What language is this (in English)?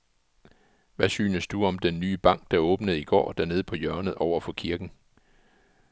Danish